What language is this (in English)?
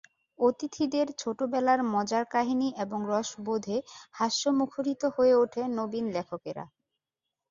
Bangla